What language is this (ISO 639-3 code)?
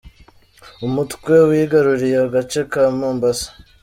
kin